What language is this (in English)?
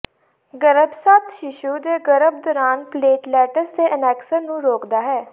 Punjabi